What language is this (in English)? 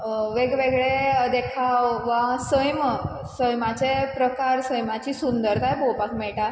Konkani